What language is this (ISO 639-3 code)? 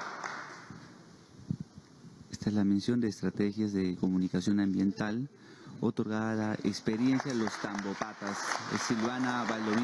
spa